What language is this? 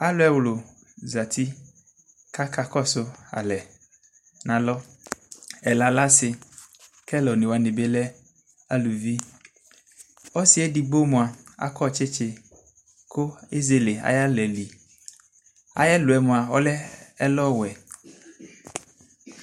Ikposo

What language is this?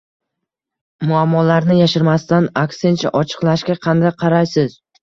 Uzbek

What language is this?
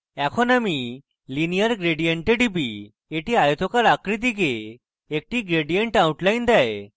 Bangla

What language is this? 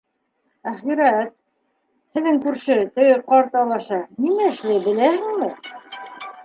Bashkir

